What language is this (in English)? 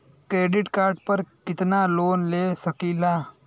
Bhojpuri